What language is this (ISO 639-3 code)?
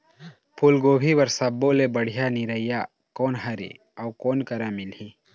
hne